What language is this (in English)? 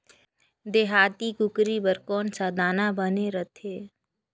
Chhattisgarhi